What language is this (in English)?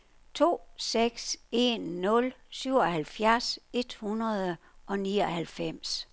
Danish